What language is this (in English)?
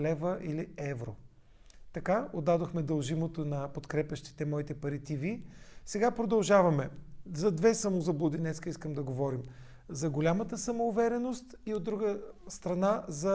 Bulgarian